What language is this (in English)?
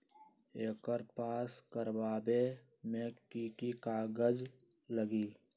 Magahi